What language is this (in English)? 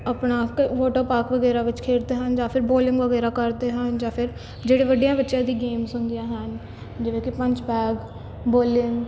Punjabi